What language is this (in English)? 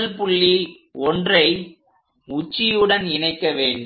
Tamil